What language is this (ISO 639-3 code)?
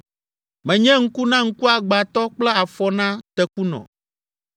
ewe